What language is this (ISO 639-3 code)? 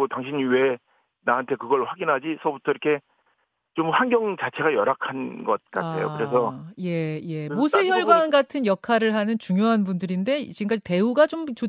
kor